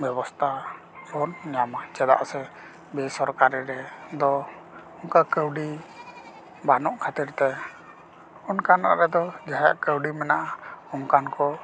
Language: Santali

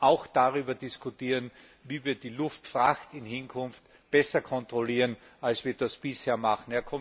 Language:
German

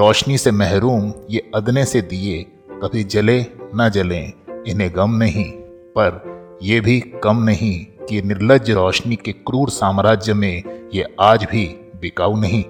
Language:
Hindi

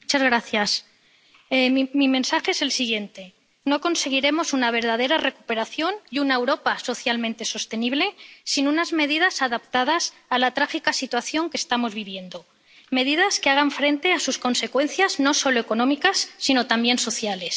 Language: Spanish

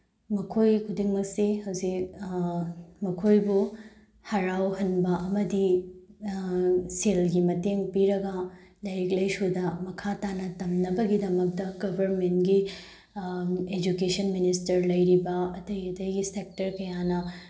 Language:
Manipuri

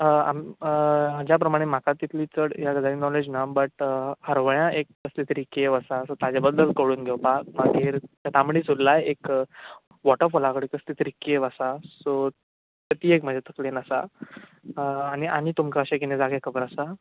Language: Konkani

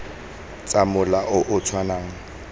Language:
Tswana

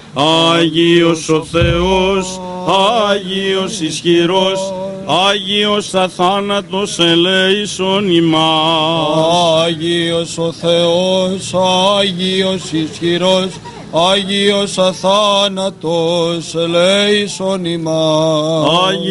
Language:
Greek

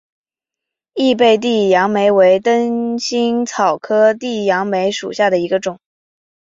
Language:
Chinese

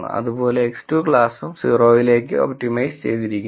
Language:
Malayalam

